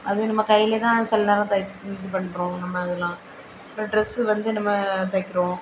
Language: Tamil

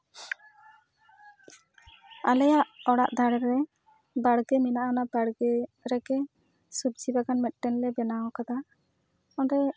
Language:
Santali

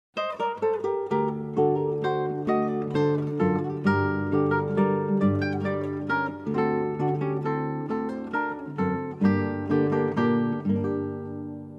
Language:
Filipino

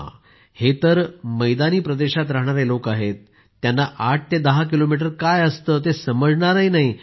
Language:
Marathi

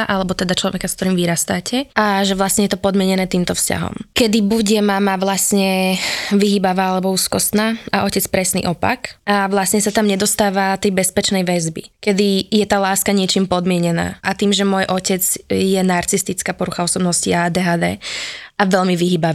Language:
Slovak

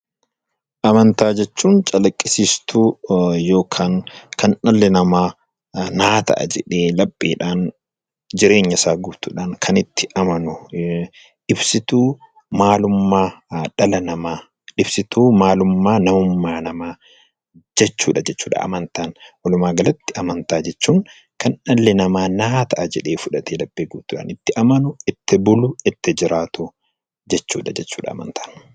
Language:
Oromo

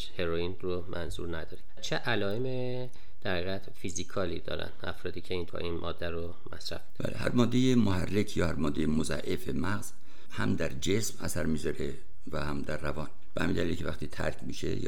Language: Persian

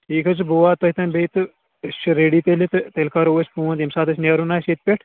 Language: Kashmiri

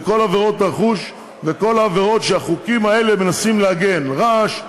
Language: Hebrew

